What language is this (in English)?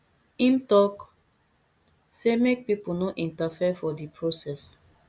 Nigerian Pidgin